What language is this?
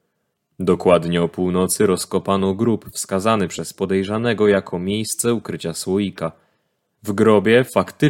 Polish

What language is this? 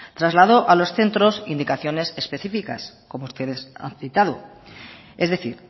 Spanish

